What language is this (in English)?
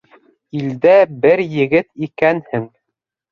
Bashkir